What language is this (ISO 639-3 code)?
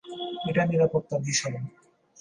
ben